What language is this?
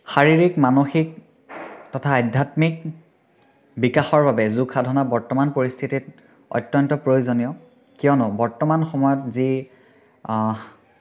Assamese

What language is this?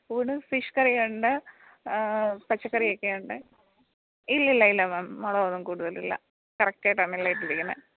Malayalam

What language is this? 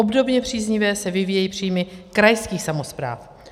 Czech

